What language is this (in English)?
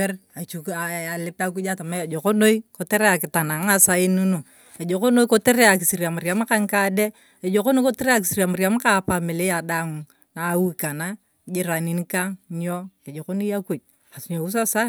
Turkana